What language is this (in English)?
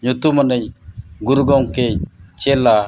Santali